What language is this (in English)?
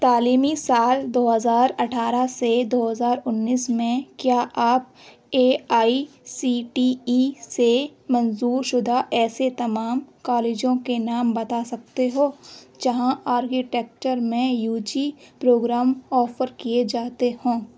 Urdu